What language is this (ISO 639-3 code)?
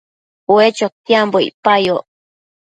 mcf